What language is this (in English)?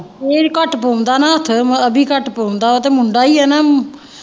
Punjabi